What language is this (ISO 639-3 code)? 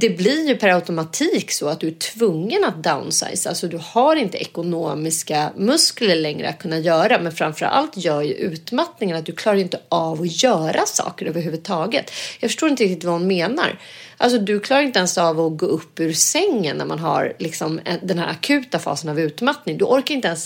swe